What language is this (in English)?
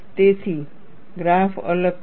Gujarati